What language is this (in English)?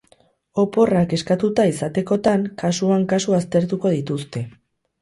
Basque